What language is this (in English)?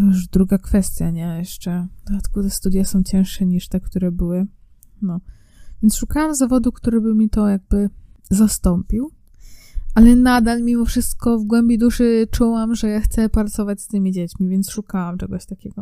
Polish